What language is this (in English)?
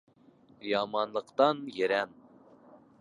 Bashkir